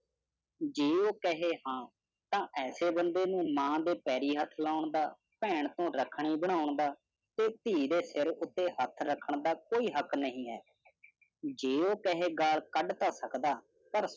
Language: Punjabi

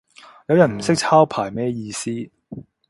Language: Cantonese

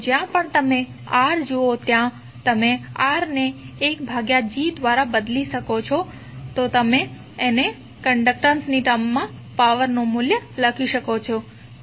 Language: Gujarati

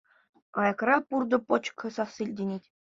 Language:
Chuvash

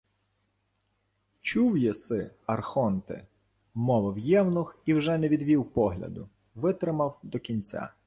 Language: Ukrainian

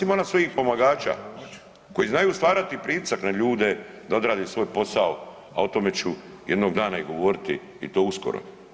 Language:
Croatian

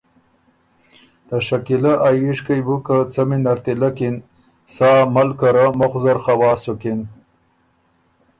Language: Ormuri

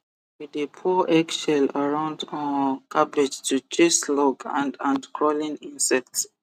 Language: Nigerian Pidgin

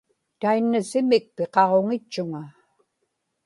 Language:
Inupiaq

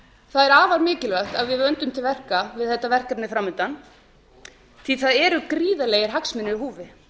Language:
Icelandic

